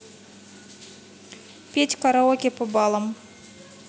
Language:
Russian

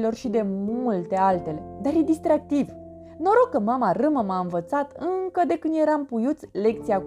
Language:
Romanian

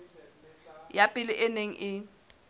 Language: Southern Sotho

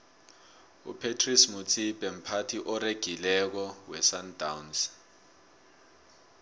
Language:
South Ndebele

